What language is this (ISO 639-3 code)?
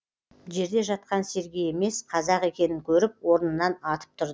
kaz